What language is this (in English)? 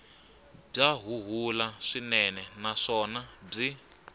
Tsonga